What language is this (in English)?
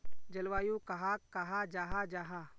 Magahi